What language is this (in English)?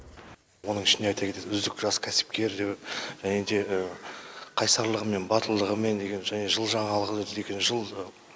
Kazakh